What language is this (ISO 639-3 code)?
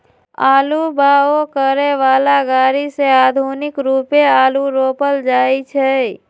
mag